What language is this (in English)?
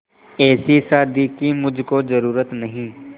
Hindi